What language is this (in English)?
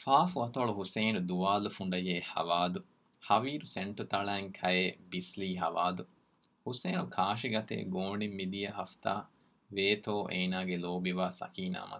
Urdu